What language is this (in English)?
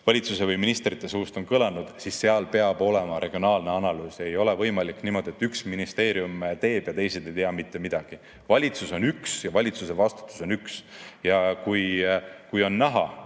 Estonian